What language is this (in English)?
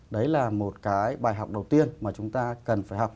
Vietnamese